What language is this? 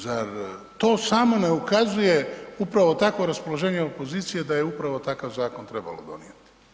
Croatian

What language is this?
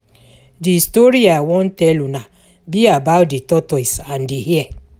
Nigerian Pidgin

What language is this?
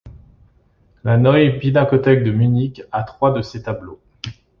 French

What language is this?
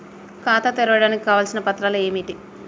Telugu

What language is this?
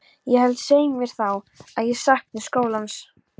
Icelandic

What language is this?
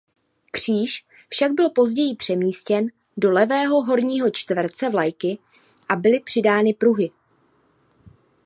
Czech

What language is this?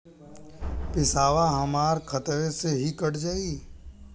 Bhojpuri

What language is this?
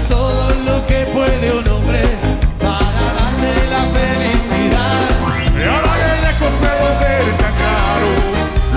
Spanish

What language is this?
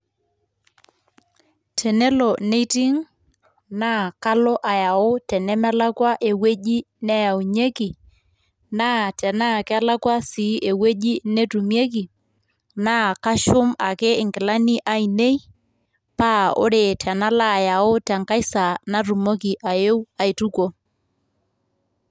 Masai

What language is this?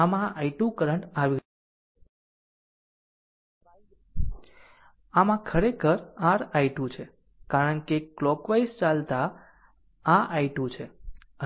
Gujarati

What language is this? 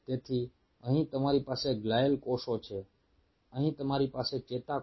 Gujarati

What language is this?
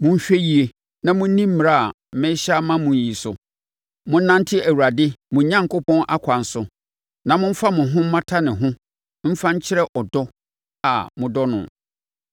Akan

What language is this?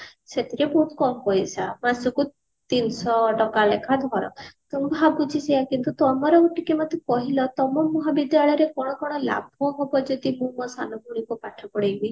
Odia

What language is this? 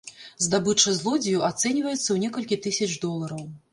Belarusian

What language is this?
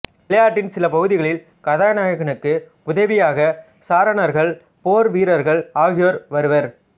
Tamil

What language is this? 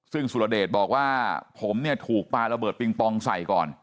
Thai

